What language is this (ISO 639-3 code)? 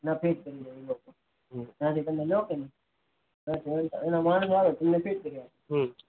guj